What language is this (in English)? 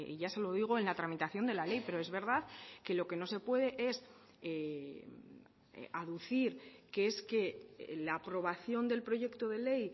Spanish